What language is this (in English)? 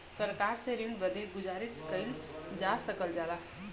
Bhojpuri